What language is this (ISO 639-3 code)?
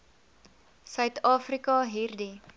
afr